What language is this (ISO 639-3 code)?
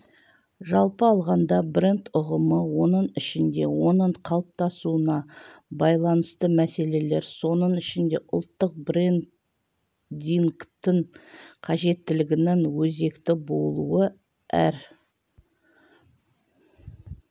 kaz